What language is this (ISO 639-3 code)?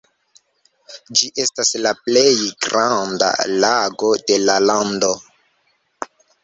epo